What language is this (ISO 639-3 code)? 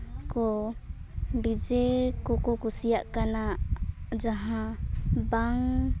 sat